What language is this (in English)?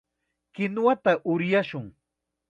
Chiquián Ancash Quechua